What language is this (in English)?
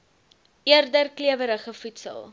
Afrikaans